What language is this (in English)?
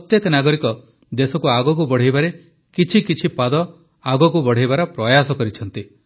Odia